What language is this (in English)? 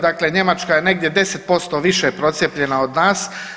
Croatian